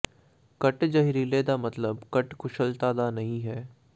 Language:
Punjabi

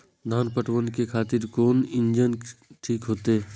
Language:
Maithili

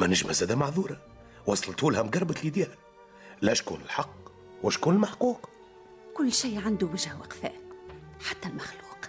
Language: Arabic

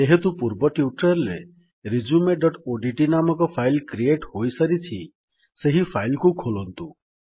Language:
Odia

